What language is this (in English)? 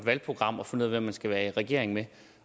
Danish